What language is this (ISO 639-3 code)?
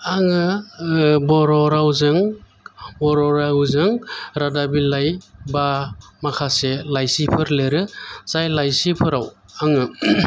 brx